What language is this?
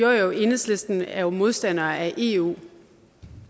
Danish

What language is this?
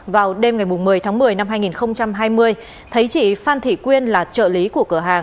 Vietnamese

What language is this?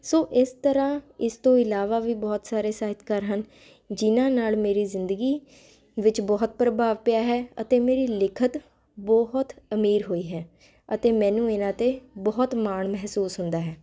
Punjabi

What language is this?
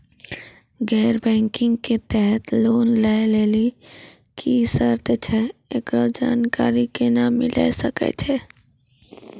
Maithili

